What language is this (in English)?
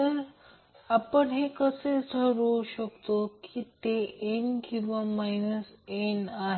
Marathi